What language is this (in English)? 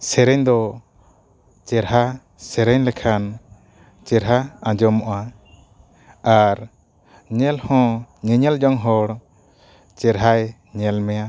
Santali